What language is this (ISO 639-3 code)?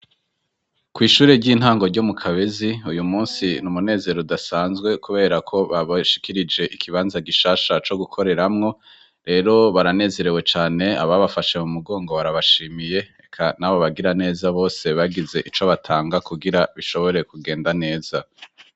run